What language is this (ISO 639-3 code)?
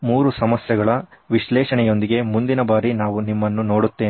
kan